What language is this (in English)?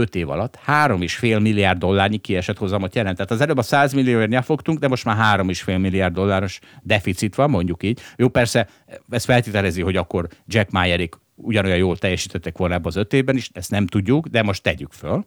Hungarian